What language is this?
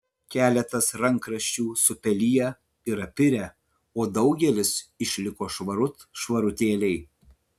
Lithuanian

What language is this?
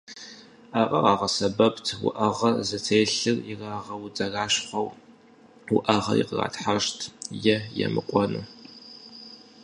Kabardian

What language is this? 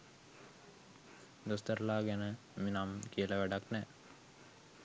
Sinhala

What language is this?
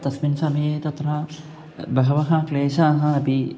Sanskrit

